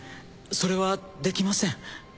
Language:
Japanese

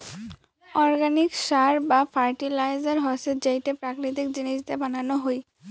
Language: Bangla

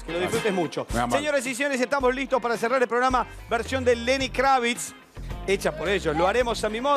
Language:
Spanish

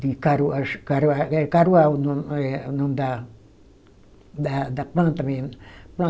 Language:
Portuguese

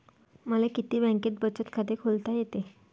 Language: Marathi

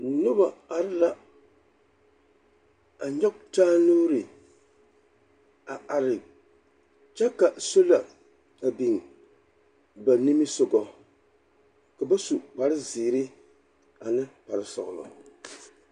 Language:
Southern Dagaare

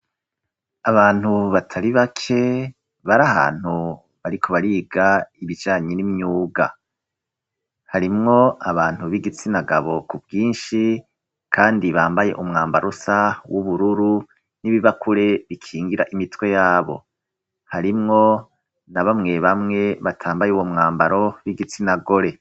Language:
Rundi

